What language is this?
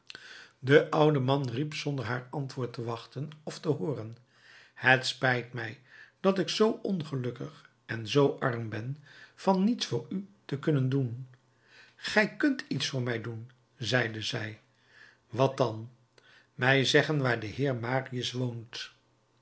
Dutch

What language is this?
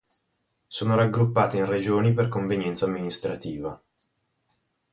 Italian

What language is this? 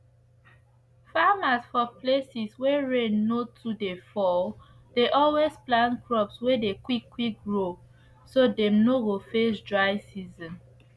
Nigerian Pidgin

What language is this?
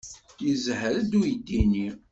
Kabyle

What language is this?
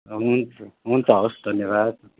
Nepali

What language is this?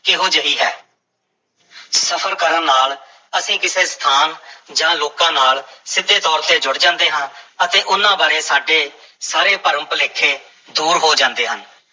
Punjabi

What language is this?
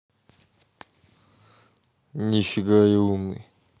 Russian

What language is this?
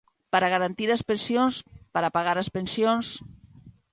Galician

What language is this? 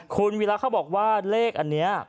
Thai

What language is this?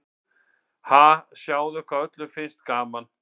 Icelandic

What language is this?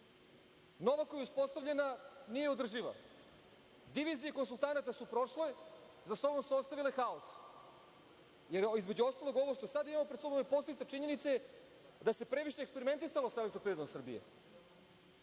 Serbian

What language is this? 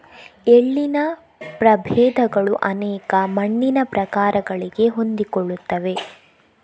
Kannada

